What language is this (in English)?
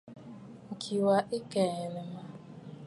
Bafut